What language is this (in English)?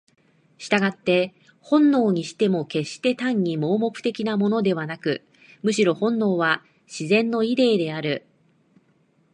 Japanese